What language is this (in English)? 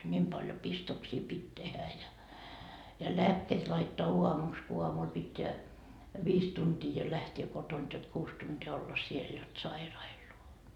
Finnish